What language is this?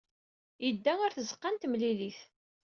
Kabyle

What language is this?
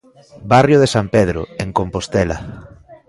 Galician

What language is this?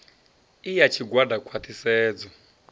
Venda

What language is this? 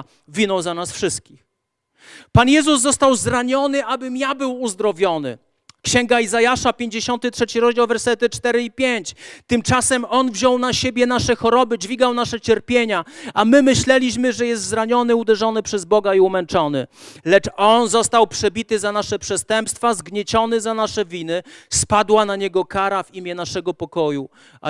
Polish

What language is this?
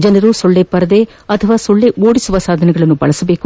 Kannada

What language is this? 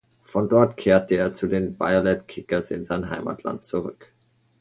German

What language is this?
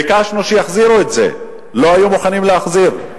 Hebrew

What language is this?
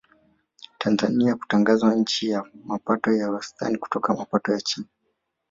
Swahili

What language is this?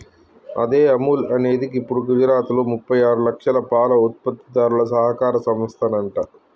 Telugu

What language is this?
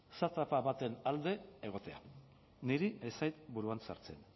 Basque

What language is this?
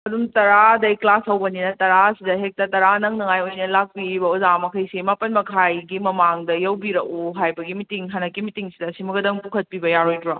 Manipuri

